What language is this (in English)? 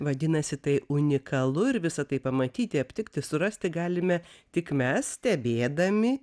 Lithuanian